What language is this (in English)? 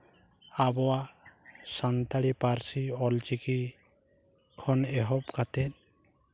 Santali